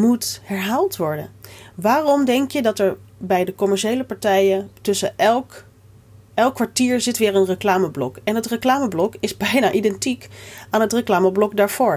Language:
Dutch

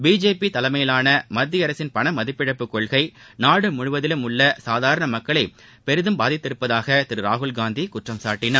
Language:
Tamil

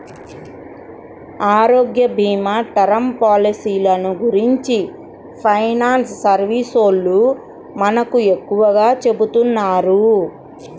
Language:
Telugu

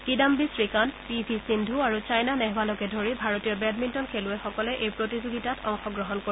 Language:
Assamese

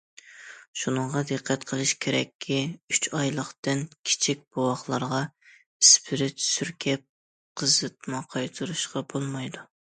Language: Uyghur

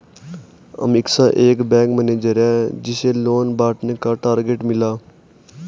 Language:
Hindi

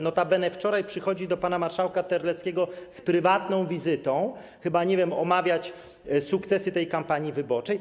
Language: Polish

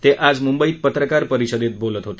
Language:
Marathi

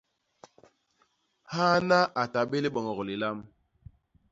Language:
Basaa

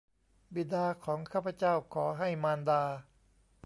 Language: Thai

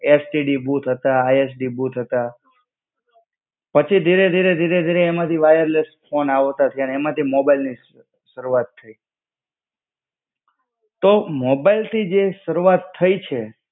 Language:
Gujarati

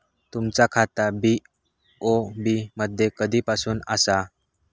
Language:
Marathi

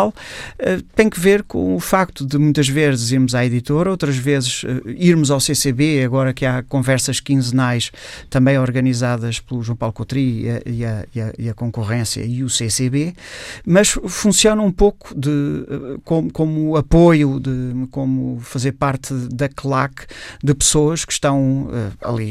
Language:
Portuguese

